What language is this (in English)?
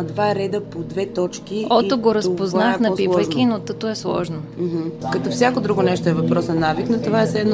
Bulgarian